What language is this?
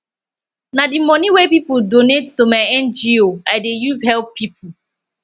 Nigerian Pidgin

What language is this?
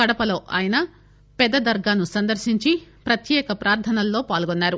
Telugu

